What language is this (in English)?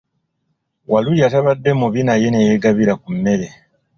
Ganda